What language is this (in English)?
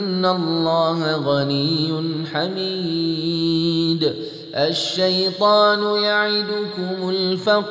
Malay